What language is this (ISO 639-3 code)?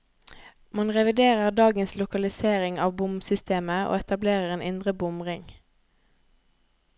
nor